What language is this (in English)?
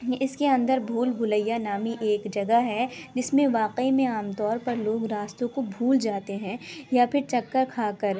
Urdu